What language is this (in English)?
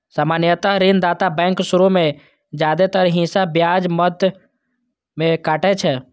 Maithili